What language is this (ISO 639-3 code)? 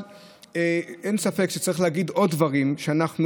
heb